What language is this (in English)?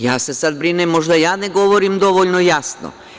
Serbian